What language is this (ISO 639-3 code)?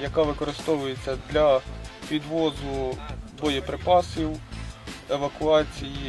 ukr